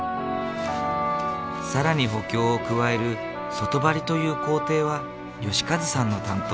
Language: Japanese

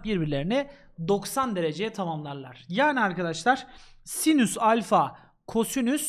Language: Turkish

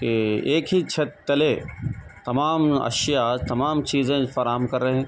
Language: Urdu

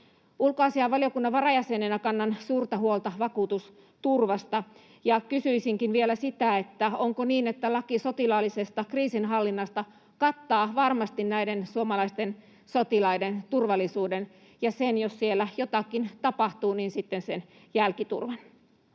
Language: Finnish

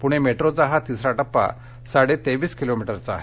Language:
Marathi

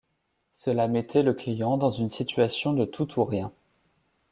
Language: French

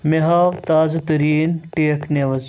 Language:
Kashmiri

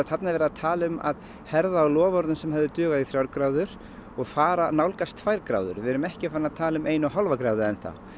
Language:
Icelandic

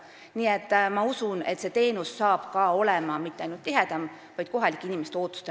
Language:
Estonian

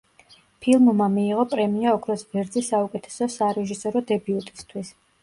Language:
Georgian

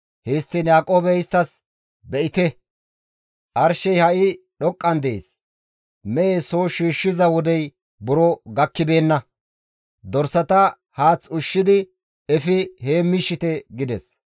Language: Gamo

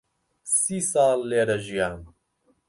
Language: Central Kurdish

